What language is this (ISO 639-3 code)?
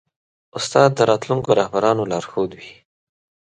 pus